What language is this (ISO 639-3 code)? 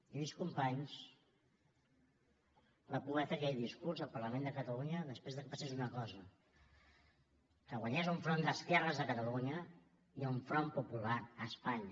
cat